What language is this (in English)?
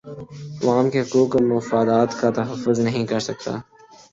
Urdu